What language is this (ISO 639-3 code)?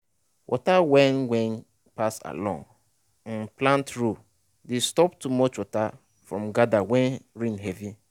pcm